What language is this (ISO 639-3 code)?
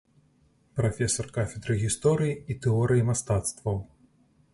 bel